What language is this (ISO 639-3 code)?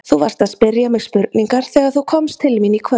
isl